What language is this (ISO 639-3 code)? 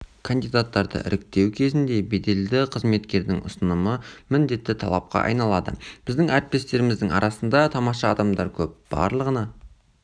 kaz